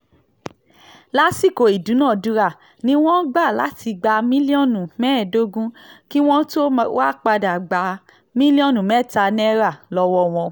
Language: Yoruba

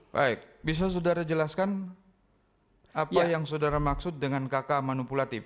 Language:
Indonesian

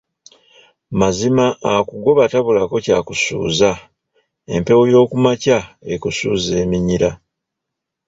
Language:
Ganda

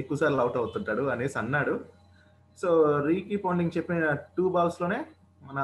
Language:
Telugu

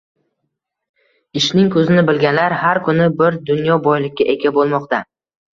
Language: Uzbek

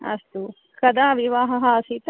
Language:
Sanskrit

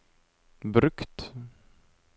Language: Norwegian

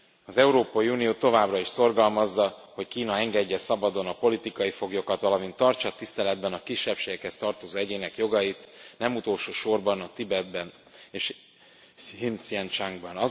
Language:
Hungarian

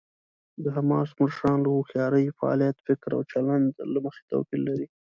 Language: Pashto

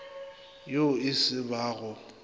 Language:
Northern Sotho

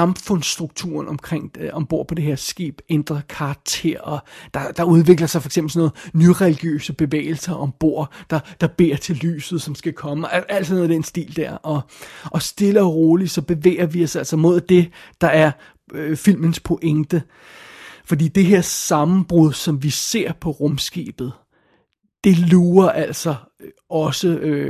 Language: Danish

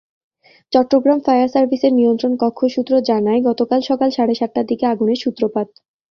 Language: Bangla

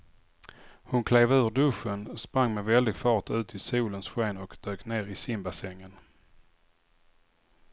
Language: Swedish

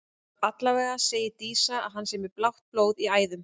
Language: Icelandic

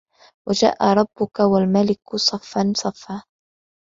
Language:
Arabic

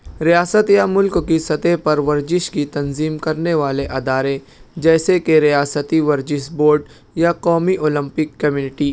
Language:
Urdu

